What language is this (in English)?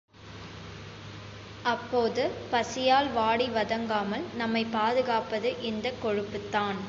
Tamil